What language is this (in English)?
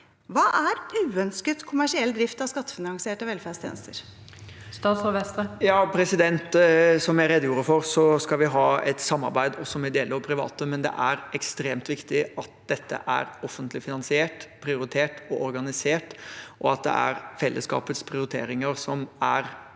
Norwegian